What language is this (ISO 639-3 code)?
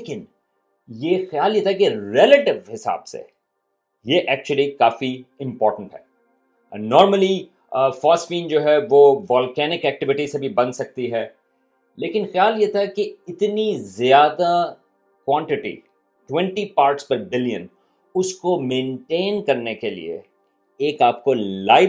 urd